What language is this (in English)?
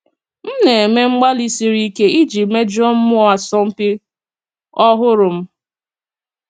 Igbo